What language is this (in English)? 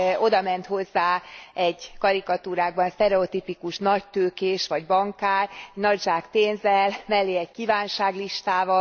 Hungarian